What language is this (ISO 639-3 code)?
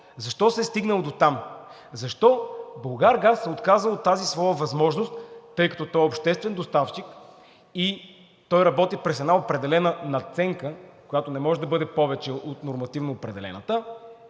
bul